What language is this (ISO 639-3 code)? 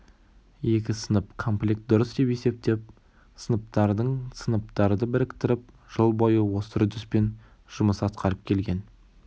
kaz